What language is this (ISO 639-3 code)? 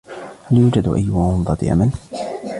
ara